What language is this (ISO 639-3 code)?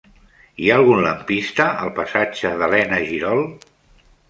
cat